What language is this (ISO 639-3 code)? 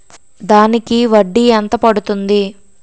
tel